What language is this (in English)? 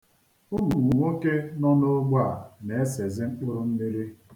Igbo